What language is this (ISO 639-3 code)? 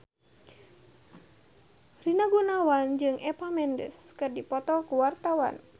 sun